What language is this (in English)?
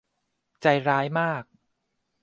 Thai